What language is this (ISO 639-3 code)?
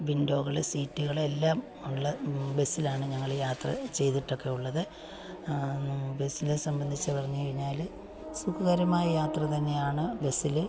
mal